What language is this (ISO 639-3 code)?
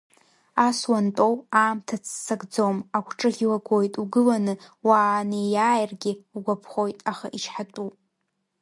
abk